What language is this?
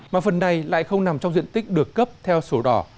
Vietnamese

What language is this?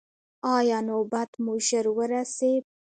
Pashto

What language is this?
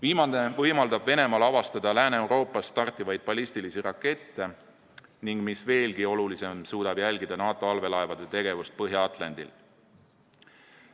Estonian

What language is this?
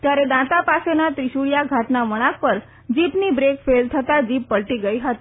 Gujarati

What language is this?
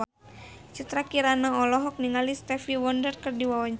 Sundanese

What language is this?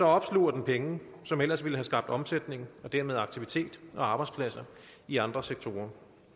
Danish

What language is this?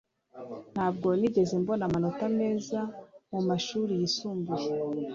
Kinyarwanda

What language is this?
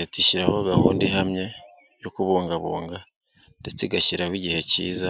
Kinyarwanda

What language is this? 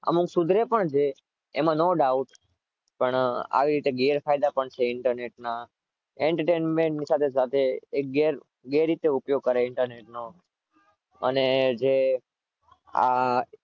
Gujarati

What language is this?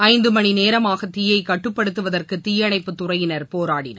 Tamil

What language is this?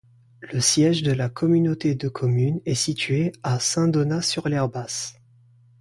French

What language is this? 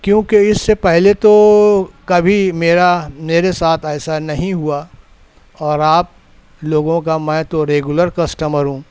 Urdu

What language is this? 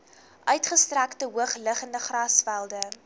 Afrikaans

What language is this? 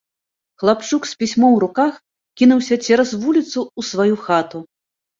Belarusian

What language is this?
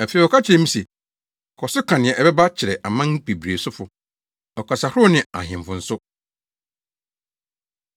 Akan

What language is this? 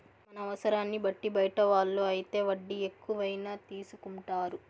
Telugu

